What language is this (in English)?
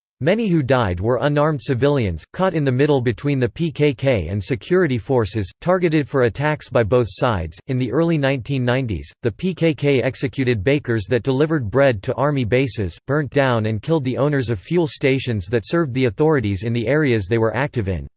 English